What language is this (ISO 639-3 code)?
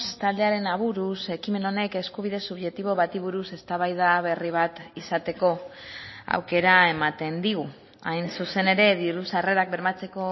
eus